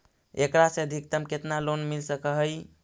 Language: Magahi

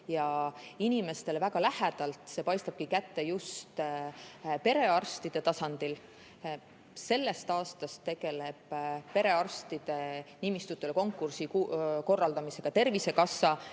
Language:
Estonian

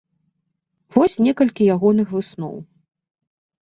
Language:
Belarusian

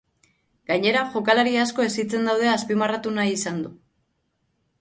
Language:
Basque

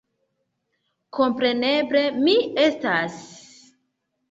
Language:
Esperanto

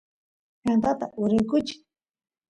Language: Santiago del Estero Quichua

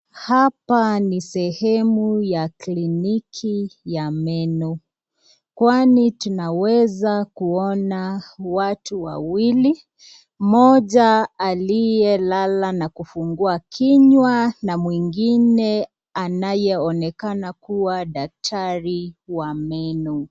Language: Swahili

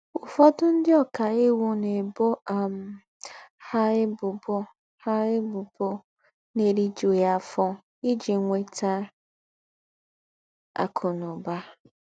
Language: Igbo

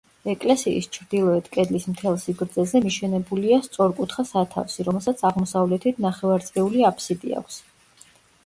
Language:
Georgian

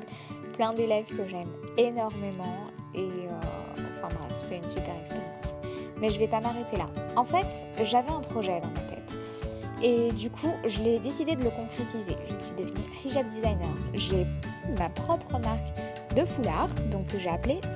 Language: French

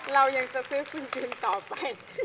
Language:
Thai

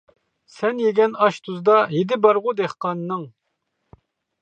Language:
Uyghur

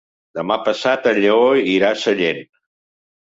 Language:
Catalan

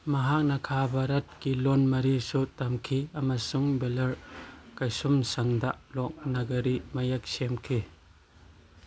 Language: Manipuri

